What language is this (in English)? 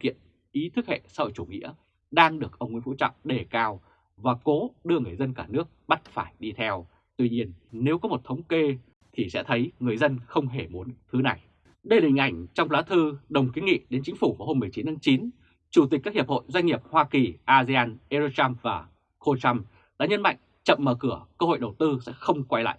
Vietnamese